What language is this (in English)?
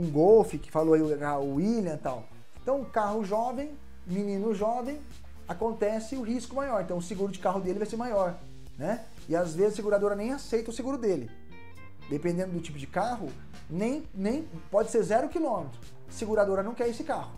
Portuguese